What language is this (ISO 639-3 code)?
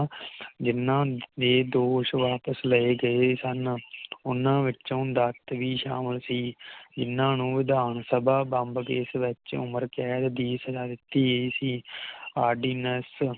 pan